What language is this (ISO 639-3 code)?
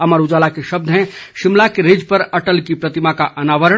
hin